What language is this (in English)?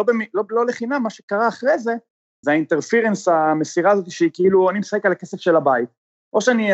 Hebrew